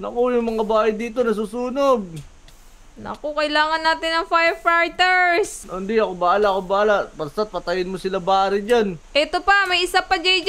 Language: Filipino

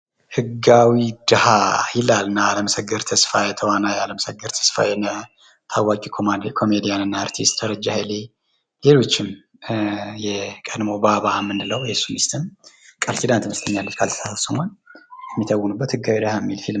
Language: Amharic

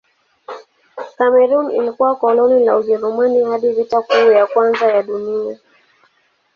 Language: Swahili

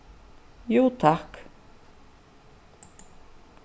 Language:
Faroese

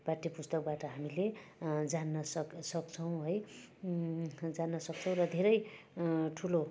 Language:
Nepali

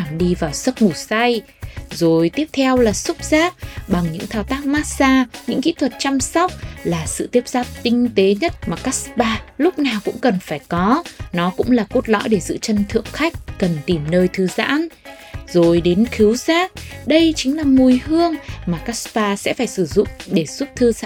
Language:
Vietnamese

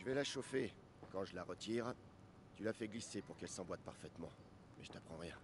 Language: French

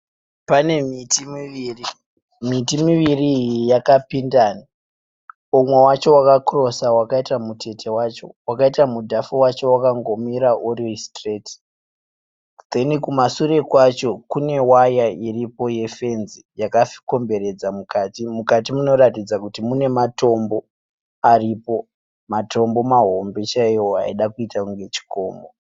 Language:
Shona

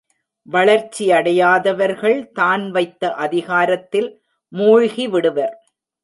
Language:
Tamil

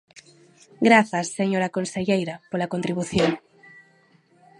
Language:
Galician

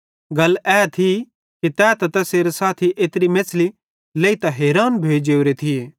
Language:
Bhadrawahi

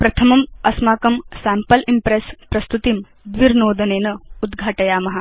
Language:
Sanskrit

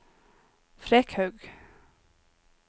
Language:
Norwegian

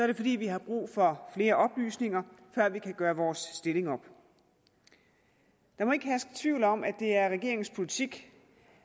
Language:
Danish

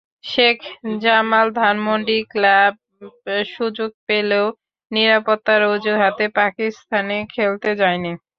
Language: Bangla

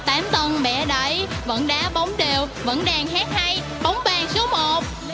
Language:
Vietnamese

